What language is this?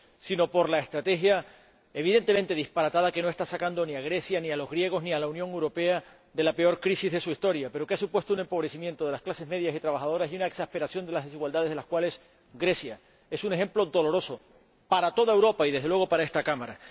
Spanish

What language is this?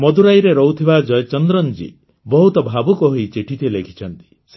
Odia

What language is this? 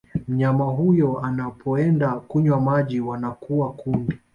Swahili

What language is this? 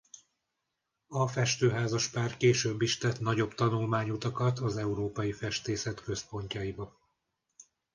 Hungarian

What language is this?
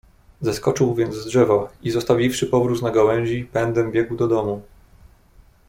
Polish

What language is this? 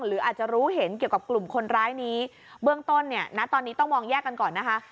Thai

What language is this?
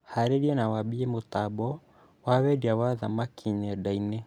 Kikuyu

